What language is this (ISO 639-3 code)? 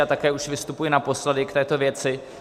ces